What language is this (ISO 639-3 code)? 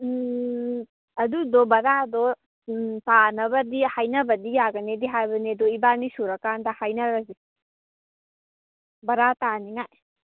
mni